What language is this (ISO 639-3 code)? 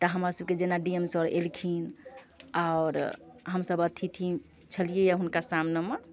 mai